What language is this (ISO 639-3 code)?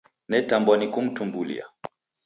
dav